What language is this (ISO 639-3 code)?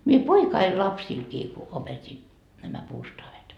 fin